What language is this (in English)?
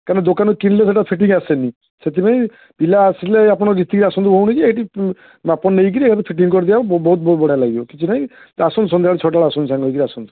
Odia